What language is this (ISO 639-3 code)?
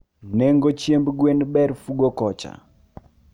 luo